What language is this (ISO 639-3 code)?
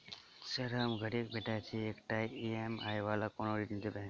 mai